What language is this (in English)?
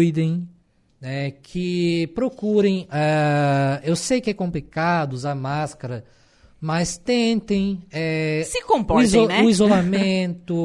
Portuguese